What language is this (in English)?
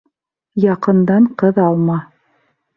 Bashkir